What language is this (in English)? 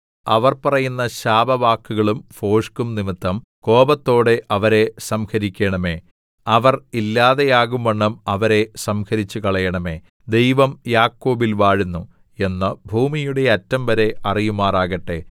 Malayalam